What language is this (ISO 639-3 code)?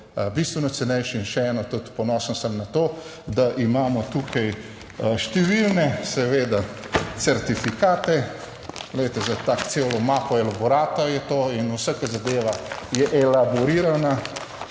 slv